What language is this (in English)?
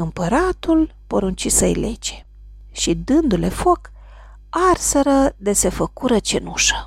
Romanian